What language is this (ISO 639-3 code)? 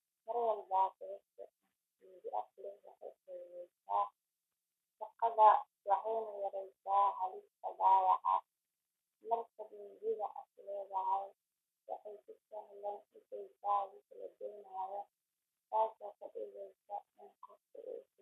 som